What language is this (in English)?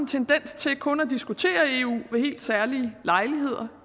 Danish